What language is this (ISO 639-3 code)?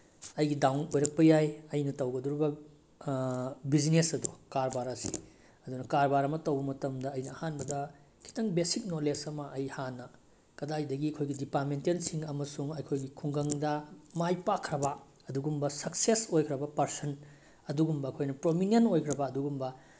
mni